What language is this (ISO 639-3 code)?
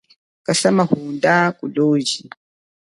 cjk